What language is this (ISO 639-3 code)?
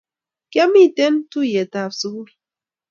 kln